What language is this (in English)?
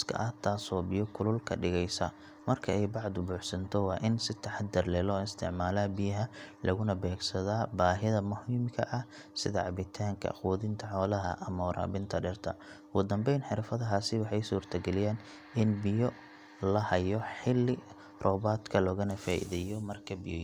Somali